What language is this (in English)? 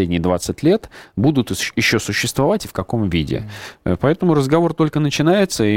Russian